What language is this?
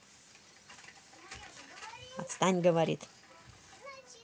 Russian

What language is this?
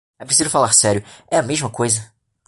Portuguese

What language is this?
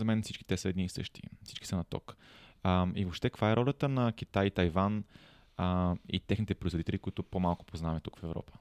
Bulgarian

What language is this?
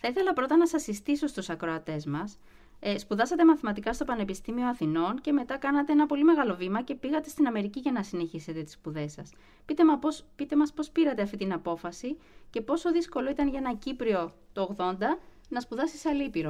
Greek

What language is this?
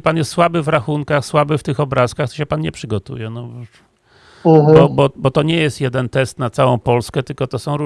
Polish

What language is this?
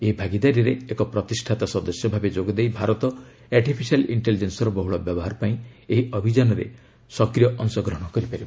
Odia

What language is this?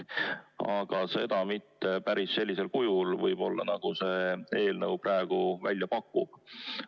Estonian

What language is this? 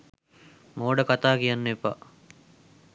Sinhala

